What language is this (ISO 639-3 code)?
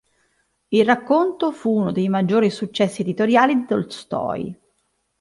ita